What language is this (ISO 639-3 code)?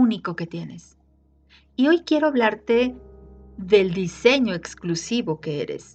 spa